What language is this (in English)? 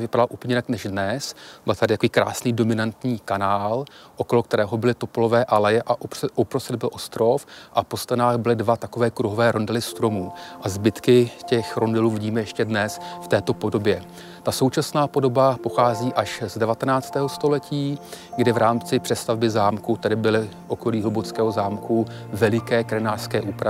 Czech